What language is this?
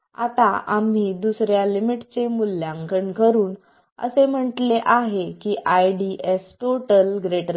Marathi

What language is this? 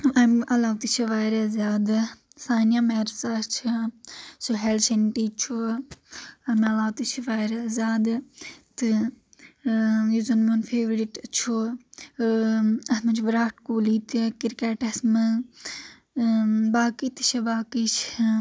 Kashmiri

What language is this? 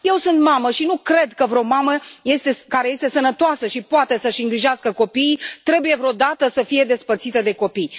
Romanian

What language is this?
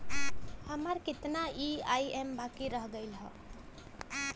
Bhojpuri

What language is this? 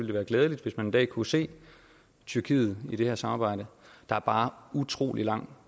Danish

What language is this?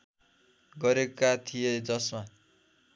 Nepali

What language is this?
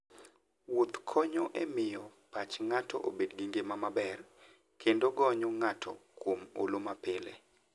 Luo (Kenya and Tanzania)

